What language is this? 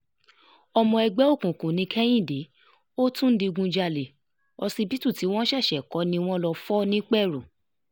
Yoruba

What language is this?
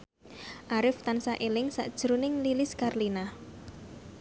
Javanese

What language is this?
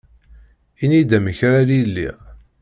Kabyle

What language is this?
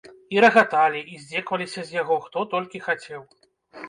Belarusian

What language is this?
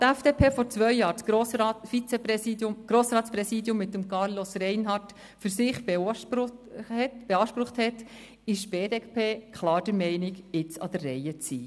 Swiss German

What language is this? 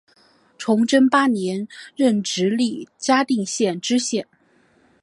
Chinese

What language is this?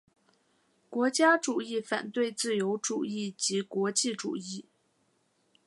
Chinese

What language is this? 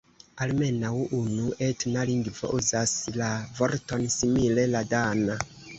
Esperanto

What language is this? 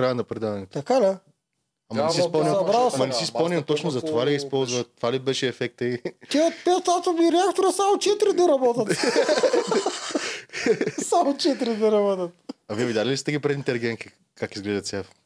Bulgarian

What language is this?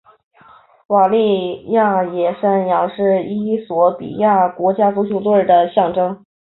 Chinese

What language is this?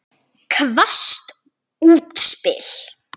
Icelandic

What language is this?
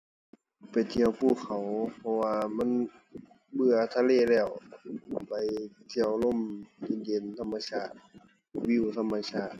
Thai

